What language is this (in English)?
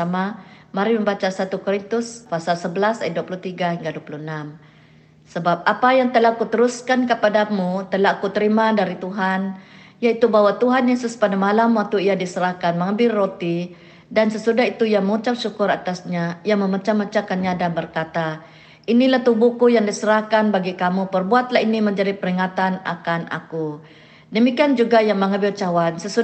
Malay